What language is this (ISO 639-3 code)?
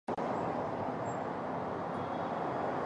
jpn